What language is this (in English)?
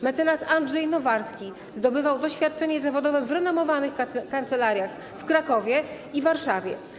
Polish